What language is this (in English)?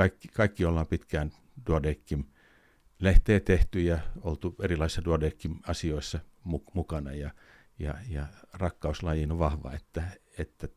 Finnish